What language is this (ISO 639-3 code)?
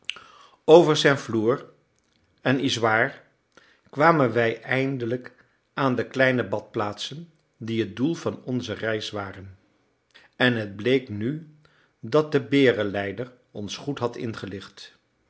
nld